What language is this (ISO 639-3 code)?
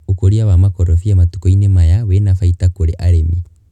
kik